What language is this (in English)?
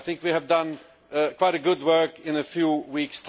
English